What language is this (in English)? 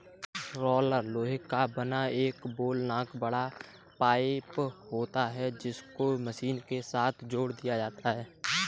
Hindi